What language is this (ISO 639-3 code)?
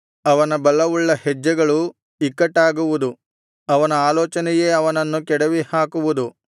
kan